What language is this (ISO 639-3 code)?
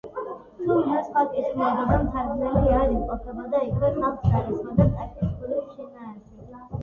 kat